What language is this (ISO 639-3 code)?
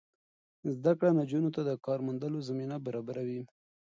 pus